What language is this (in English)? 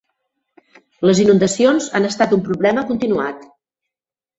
Catalan